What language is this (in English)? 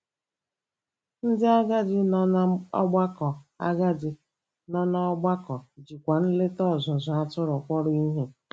Igbo